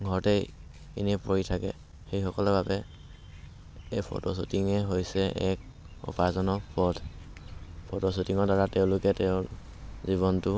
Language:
Assamese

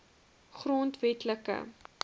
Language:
Afrikaans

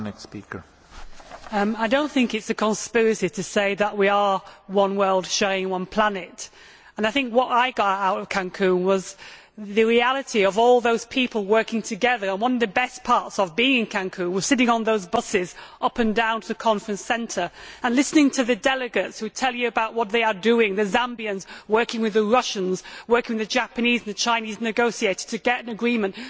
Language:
English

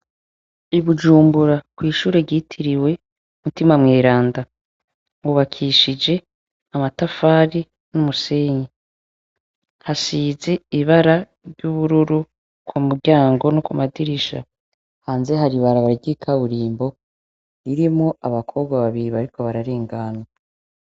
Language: Rundi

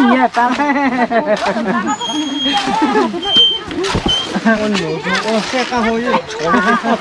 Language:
Vietnamese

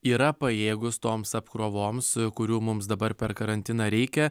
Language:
Lithuanian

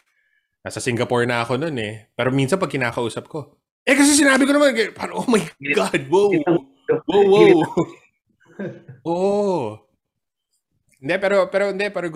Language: Filipino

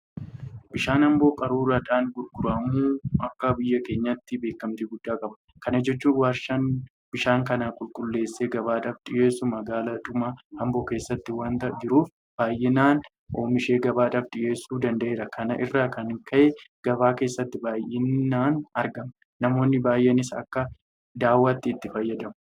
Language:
Oromo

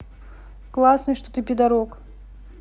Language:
Russian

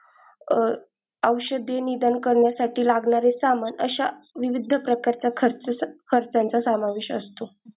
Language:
Marathi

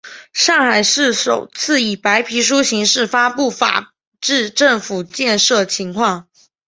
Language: Chinese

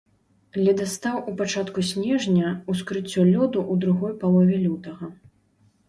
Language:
Belarusian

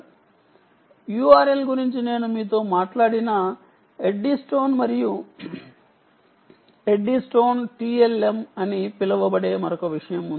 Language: Telugu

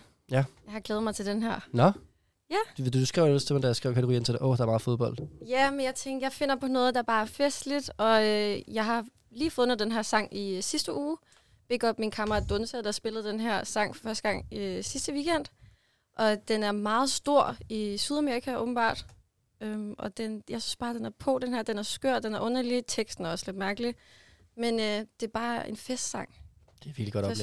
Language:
Danish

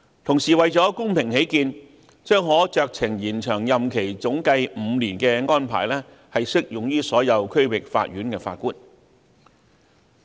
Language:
Cantonese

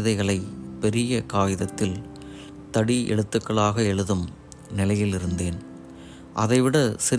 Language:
Tamil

